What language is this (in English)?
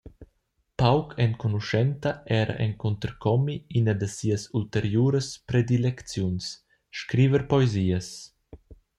Romansh